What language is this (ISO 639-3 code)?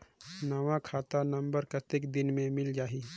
hne